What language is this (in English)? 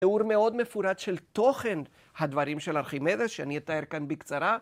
Hebrew